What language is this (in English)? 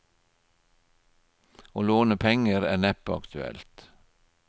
Norwegian